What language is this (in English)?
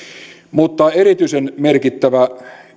Finnish